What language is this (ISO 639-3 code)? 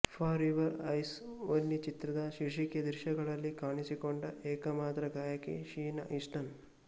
kan